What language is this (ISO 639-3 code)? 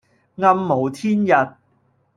yue